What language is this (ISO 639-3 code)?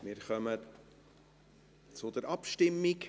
gsw